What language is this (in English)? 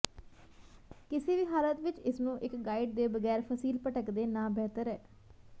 Punjabi